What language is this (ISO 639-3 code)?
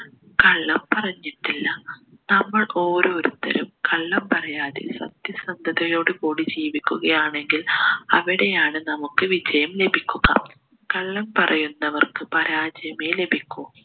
mal